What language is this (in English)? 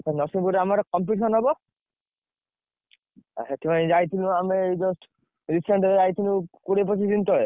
Odia